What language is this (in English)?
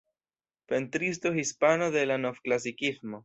Esperanto